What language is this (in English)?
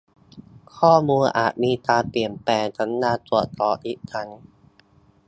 Thai